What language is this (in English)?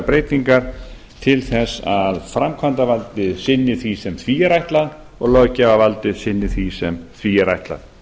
Icelandic